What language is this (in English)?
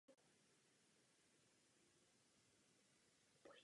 Czech